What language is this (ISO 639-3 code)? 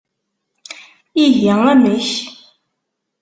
kab